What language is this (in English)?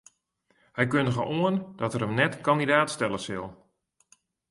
Western Frisian